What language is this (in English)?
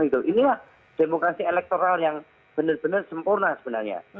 Indonesian